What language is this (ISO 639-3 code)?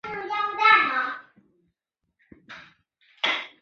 zho